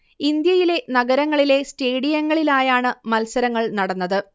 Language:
Malayalam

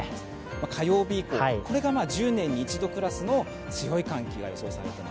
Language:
Japanese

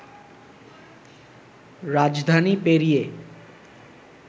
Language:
Bangla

